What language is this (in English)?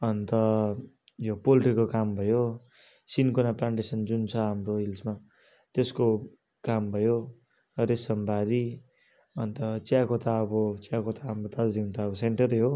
Nepali